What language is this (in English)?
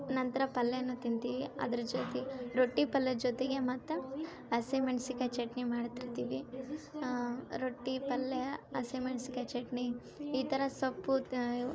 Kannada